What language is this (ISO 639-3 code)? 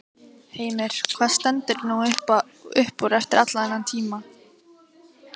isl